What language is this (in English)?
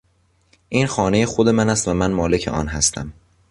Persian